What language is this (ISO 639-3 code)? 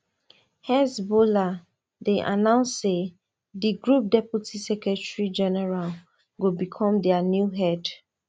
pcm